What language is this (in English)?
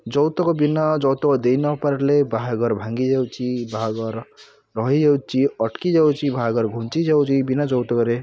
Odia